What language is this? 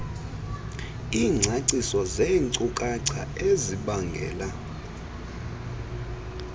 Xhosa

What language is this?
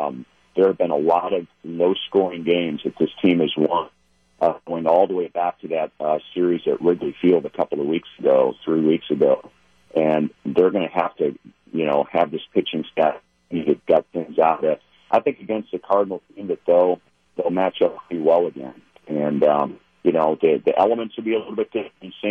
English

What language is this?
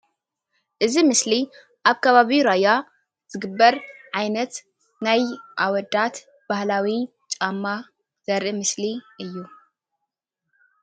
Tigrinya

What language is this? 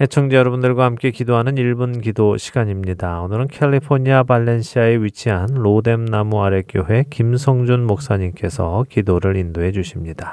Korean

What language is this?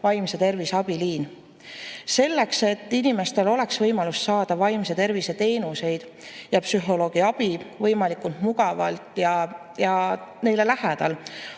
Estonian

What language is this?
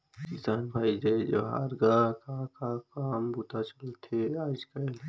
Chhattisgarhi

